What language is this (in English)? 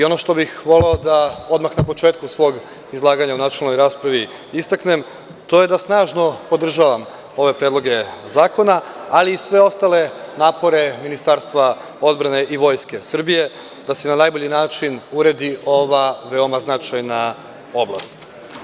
Serbian